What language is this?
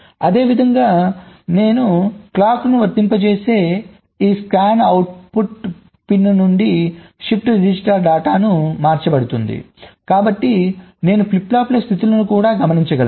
Telugu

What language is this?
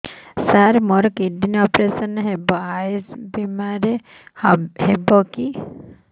Odia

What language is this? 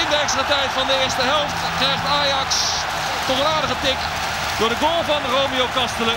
Dutch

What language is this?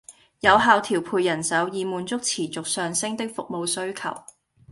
Cantonese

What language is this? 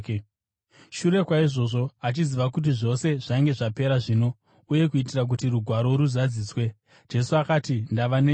Shona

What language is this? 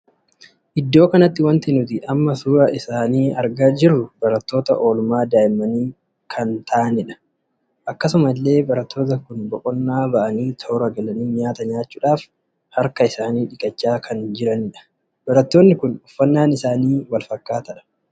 Oromo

